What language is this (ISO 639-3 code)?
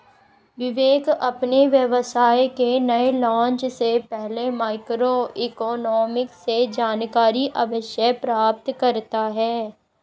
hin